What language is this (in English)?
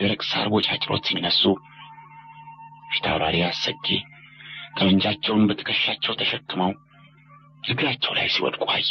Arabic